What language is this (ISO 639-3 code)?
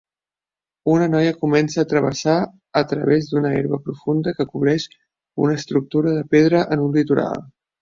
cat